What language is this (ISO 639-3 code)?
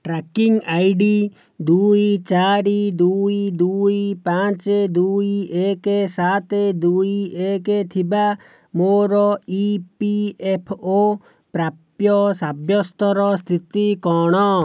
ori